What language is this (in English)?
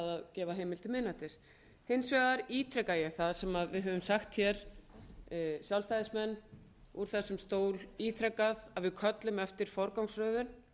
Icelandic